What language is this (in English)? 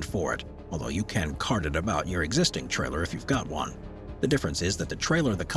English